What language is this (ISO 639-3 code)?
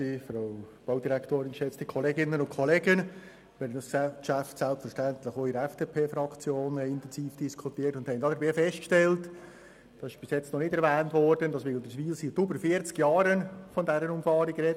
gsw